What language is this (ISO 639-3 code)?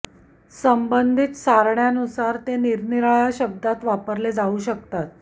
mar